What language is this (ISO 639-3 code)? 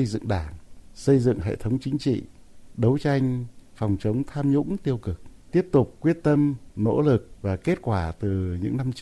vie